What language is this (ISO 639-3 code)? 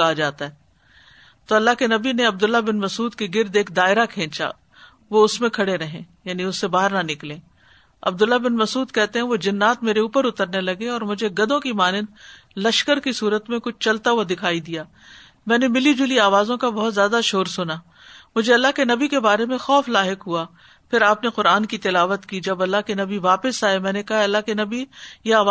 urd